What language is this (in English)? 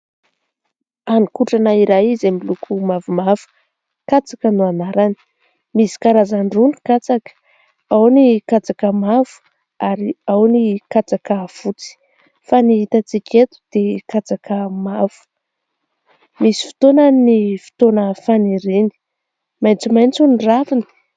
Malagasy